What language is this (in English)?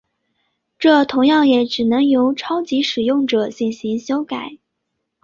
Chinese